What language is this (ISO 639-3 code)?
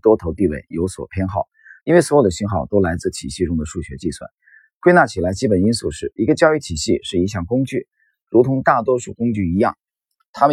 zho